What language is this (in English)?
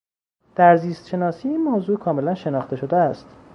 Persian